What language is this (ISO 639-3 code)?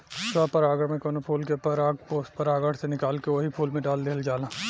bho